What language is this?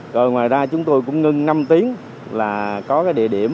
Vietnamese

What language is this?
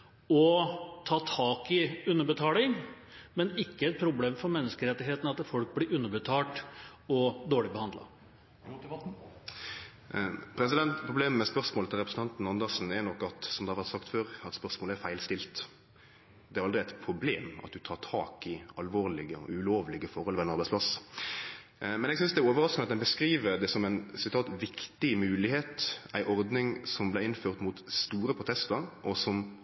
Norwegian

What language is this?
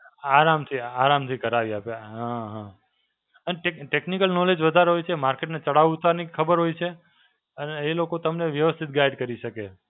Gujarati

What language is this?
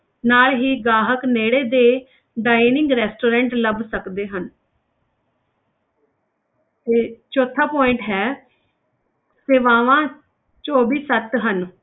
Punjabi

